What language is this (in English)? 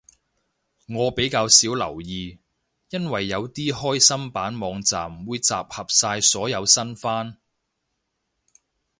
Cantonese